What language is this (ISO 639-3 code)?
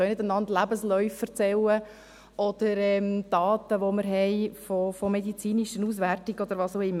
gsw